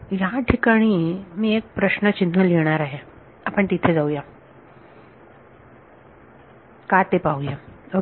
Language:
Marathi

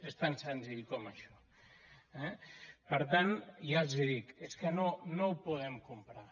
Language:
Catalan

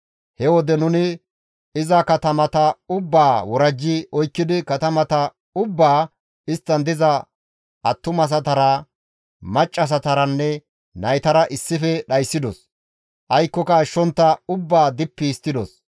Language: Gamo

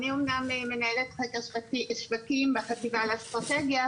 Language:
Hebrew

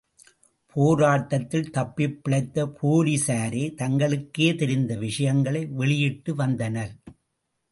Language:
Tamil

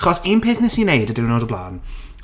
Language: Welsh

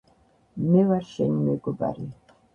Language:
Georgian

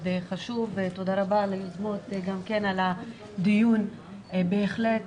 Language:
Hebrew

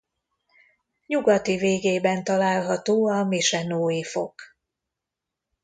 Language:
Hungarian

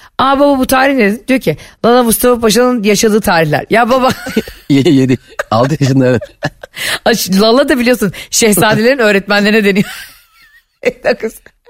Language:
Turkish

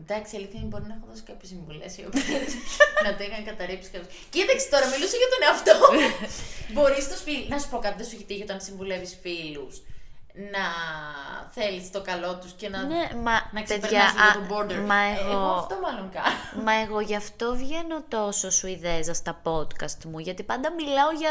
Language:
Greek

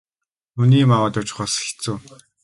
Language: Mongolian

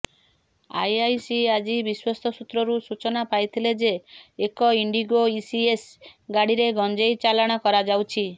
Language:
Odia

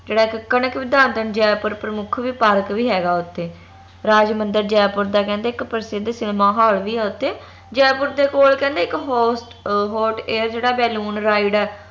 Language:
Punjabi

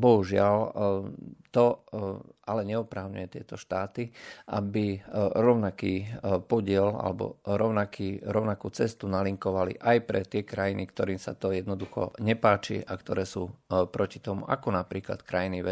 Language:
Slovak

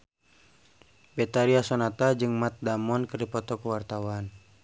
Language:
Sundanese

